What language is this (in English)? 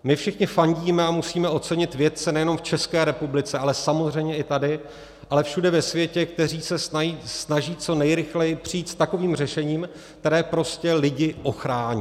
Czech